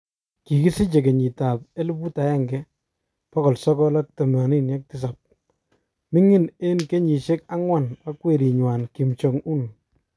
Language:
Kalenjin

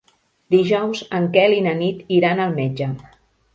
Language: Catalan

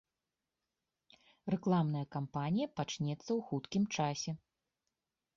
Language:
Belarusian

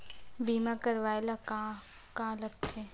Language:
Chhattisgarhi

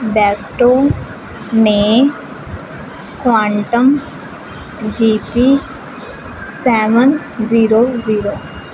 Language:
Punjabi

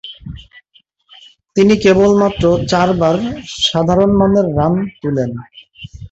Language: Bangla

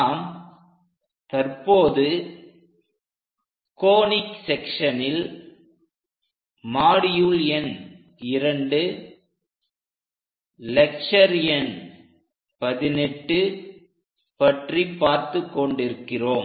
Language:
Tamil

